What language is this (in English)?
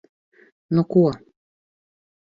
Latvian